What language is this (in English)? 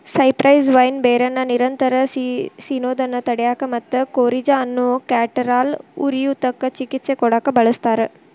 Kannada